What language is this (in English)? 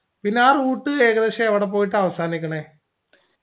Malayalam